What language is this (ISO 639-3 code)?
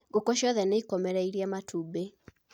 kik